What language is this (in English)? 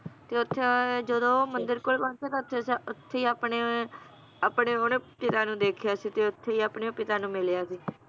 Punjabi